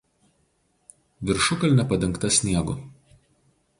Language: Lithuanian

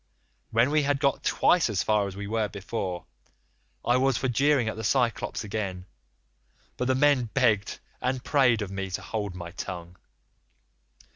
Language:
English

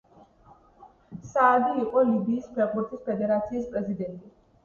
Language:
Georgian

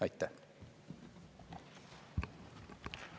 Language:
Estonian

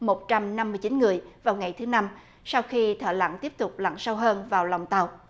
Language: Vietnamese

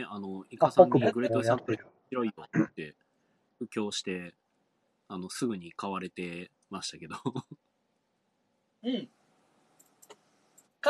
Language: Japanese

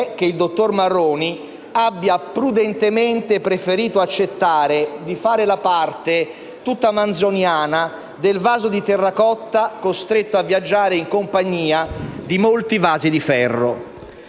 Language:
Italian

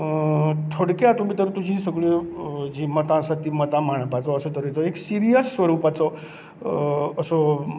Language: Konkani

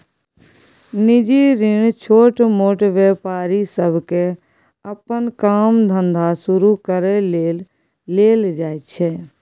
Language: Maithili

